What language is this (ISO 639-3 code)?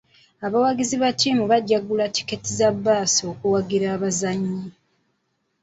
lug